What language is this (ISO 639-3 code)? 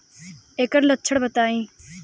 bho